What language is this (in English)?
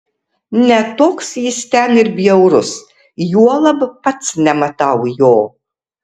Lithuanian